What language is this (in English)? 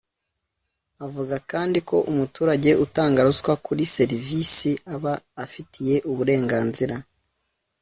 Kinyarwanda